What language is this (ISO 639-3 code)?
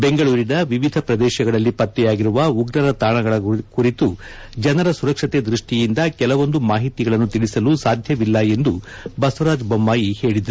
kan